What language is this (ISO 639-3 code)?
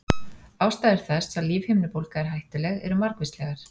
isl